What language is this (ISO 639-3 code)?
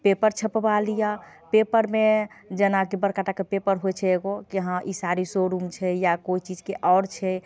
mai